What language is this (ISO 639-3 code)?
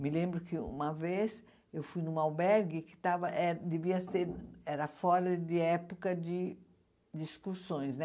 por